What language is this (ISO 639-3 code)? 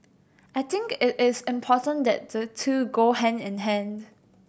eng